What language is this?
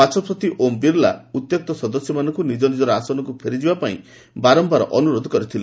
Odia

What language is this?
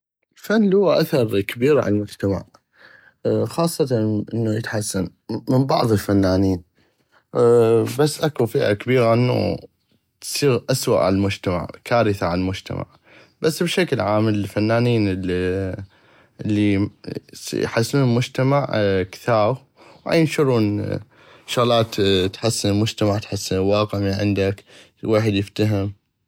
North Mesopotamian Arabic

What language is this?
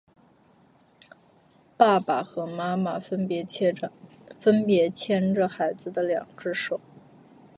Chinese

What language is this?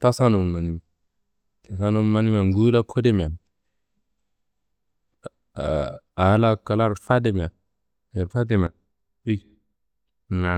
Kanembu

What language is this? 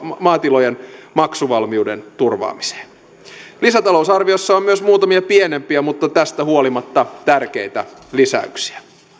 Finnish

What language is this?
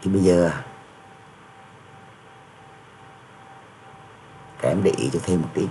Vietnamese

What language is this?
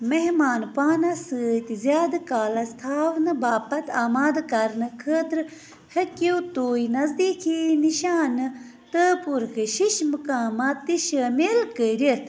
Kashmiri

